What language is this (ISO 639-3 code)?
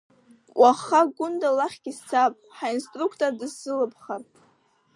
abk